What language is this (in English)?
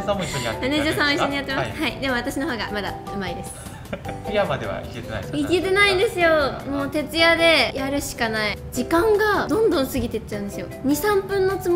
Japanese